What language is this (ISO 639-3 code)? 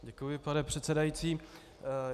ces